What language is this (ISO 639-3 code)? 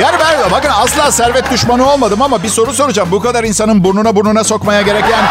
tur